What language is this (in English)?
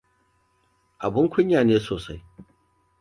Hausa